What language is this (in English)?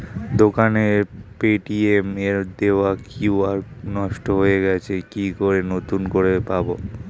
Bangla